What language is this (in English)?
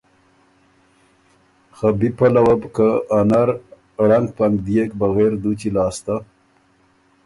Ormuri